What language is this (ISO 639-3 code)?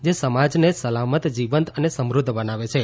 guj